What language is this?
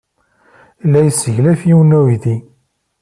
Kabyle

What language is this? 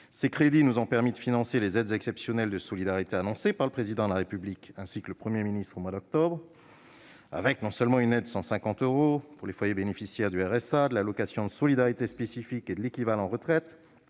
French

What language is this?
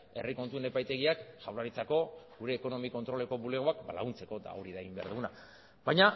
Basque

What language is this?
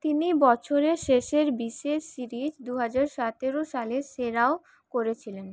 Bangla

